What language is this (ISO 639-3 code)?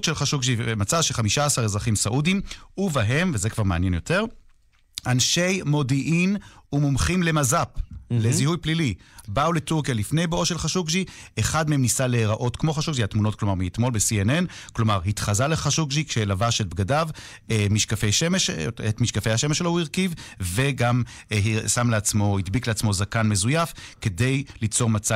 heb